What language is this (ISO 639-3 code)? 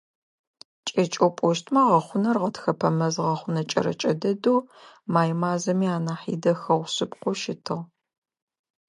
ady